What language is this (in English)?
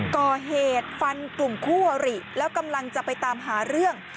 Thai